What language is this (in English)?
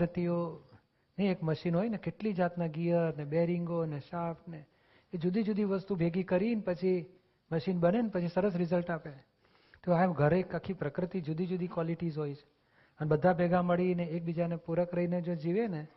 Gujarati